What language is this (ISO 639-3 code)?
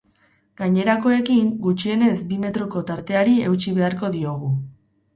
eus